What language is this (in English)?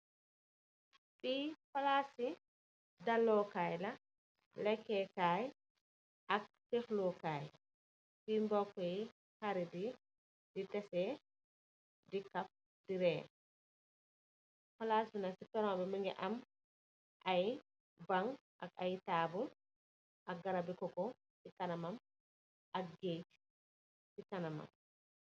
Wolof